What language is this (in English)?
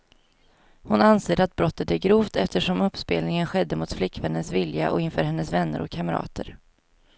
Swedish